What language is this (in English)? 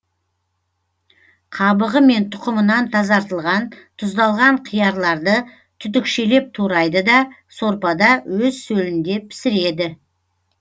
Kazakh